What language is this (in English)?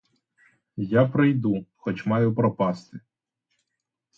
Ukrainian